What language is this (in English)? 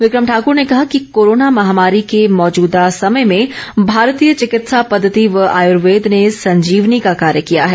Hindi